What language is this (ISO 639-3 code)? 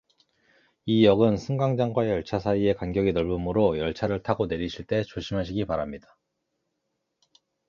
kor